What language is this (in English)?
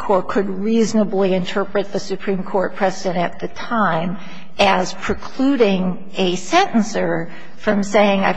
English